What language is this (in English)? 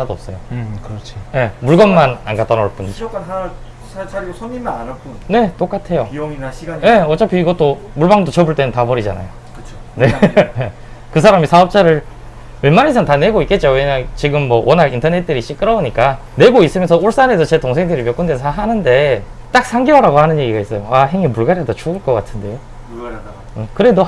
Korean